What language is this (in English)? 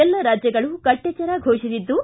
Kannada